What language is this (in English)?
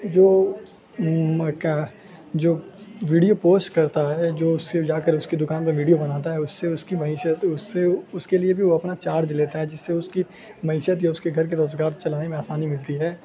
Urdu